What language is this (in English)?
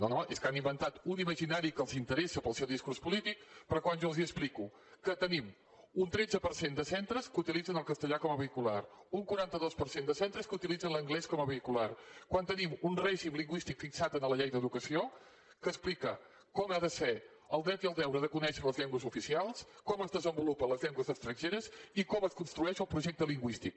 Catalan